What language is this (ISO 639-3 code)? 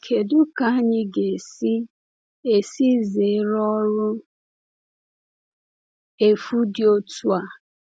ibo